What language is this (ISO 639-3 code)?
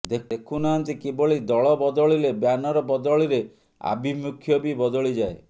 ori